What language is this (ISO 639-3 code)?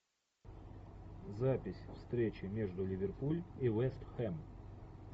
rus